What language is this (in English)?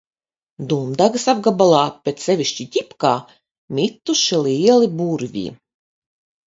Latvian